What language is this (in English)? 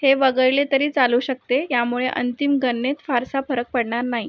Marathi